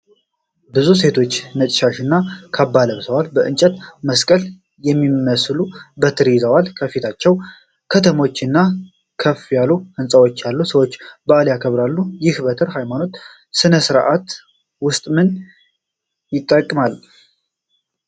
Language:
Amharic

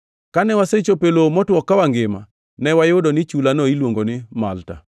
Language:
Luo (Kenya and Tanzania)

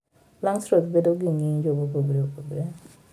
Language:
Luo (Kenya and Tanzania)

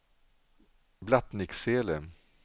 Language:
Swedish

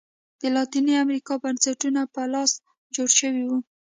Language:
Pashto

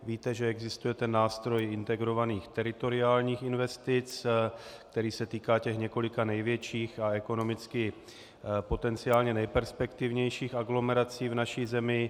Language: Czech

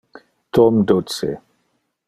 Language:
Interlingua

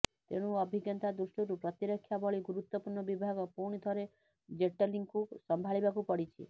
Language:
Odia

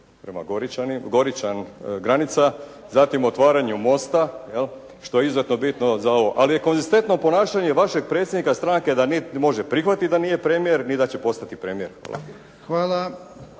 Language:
Croatian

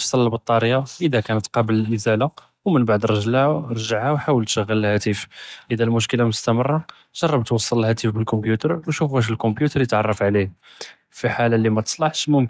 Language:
Judeo-Arabic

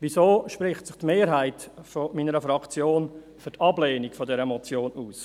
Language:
Swiss German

